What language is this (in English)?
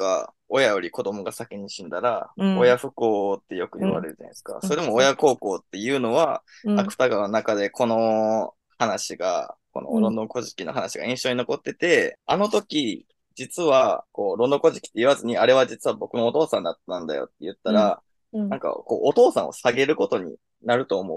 Japanese